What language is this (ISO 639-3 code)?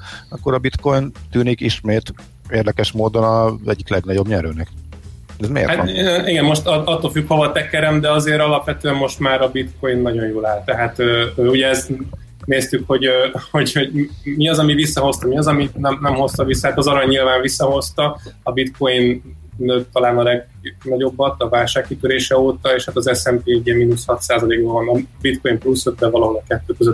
hun